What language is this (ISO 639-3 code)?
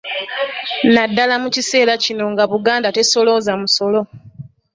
lug